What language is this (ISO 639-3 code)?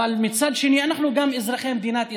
heb